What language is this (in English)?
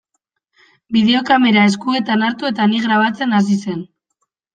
Basque